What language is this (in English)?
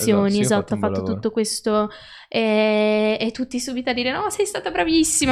Italian